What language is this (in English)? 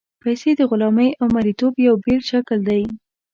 Pashto